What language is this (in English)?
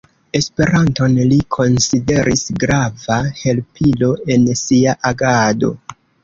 Esperanto